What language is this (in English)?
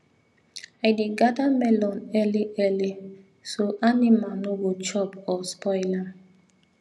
Nigerian Pidgin